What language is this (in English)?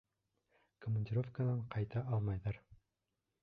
Bashkir